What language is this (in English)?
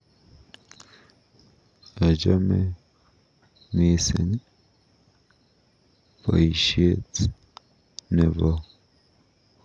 Kalenjin